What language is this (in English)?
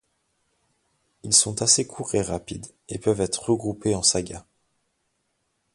French